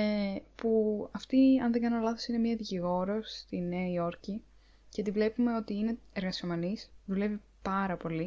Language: Greek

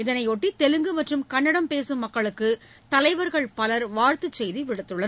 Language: Tamil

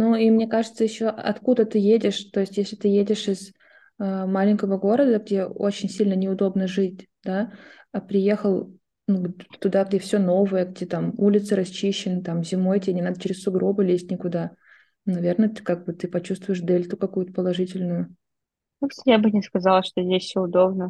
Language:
Russian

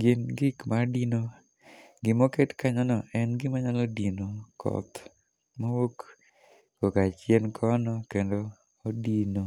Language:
Luo (Kenya and Tanzania)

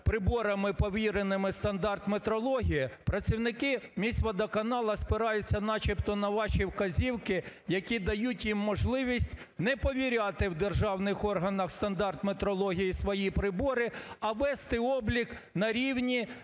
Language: Ukrainian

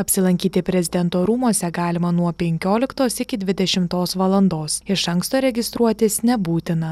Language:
Lithuanian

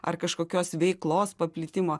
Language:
Lithuanian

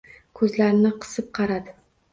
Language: Uzbek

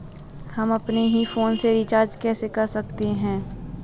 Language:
Hindi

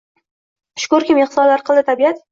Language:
Uzbek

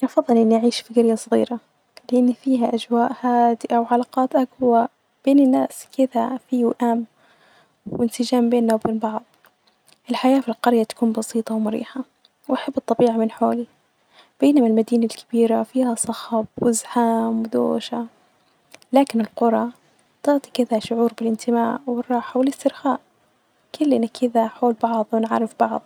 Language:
Najdi Arabic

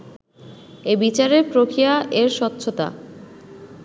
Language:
Bangla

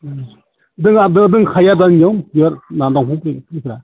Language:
Bodo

